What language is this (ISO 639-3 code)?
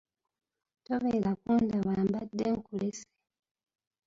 lug